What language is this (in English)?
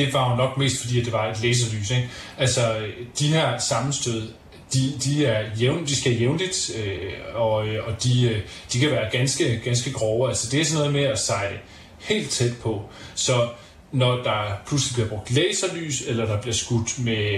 Danish